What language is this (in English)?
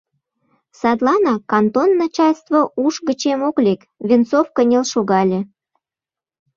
Mari